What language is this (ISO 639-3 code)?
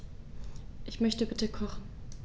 deu